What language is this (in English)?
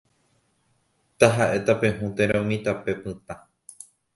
Guarani